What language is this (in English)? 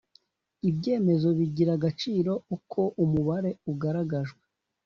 Kinyarwanda